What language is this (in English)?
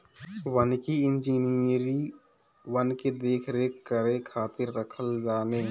Bhojpuri